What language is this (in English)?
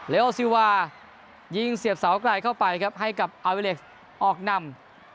Thai